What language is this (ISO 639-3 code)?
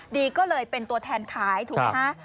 tha